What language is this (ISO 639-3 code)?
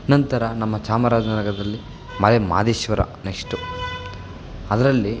kan